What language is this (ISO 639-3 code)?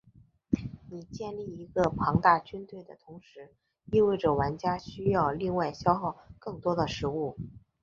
zho